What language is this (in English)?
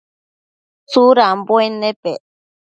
Matsés